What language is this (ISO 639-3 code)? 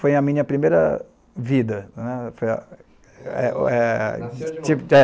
por